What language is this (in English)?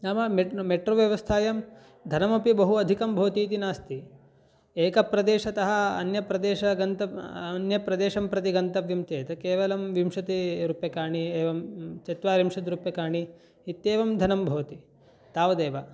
Sanskrit